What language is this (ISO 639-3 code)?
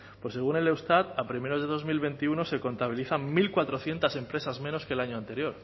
spa